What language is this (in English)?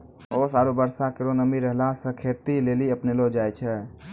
Maithili